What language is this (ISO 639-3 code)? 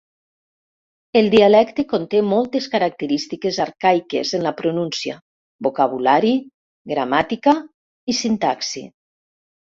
cat